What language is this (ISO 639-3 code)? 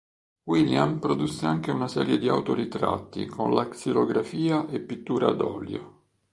ita